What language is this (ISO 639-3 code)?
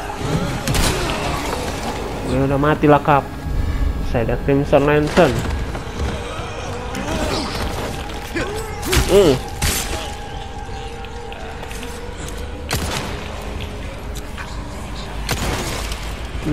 ind